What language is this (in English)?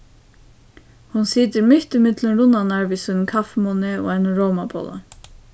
Faroese